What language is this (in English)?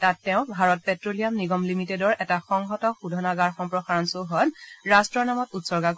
Assamese